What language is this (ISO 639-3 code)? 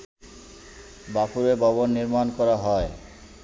ben